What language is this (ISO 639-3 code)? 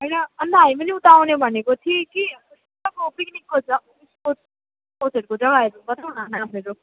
nep